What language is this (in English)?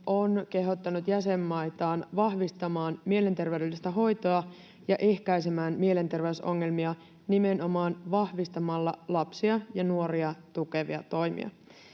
Finnish